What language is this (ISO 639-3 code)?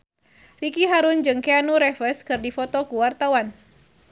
sun